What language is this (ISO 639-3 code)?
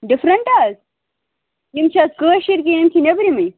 kas